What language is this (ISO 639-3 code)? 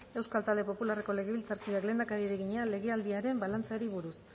eus